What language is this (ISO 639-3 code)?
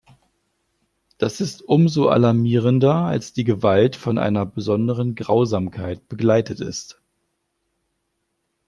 deu